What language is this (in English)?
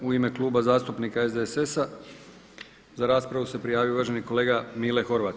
Croatian